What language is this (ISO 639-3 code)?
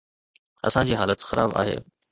snd